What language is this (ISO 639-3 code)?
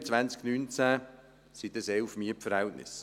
gsw